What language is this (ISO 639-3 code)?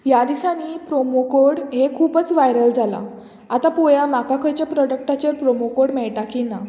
kok